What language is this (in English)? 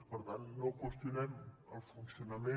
Catalan